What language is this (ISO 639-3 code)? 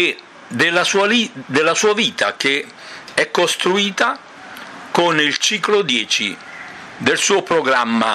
ita